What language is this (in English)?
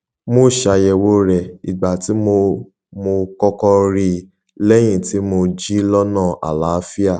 Yoruba